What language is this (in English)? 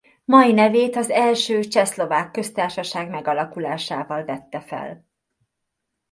Hungarian